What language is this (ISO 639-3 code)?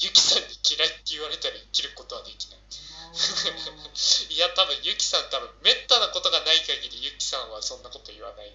jpn